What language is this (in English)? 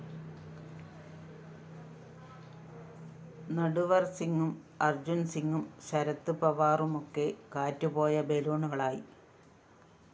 Malayalam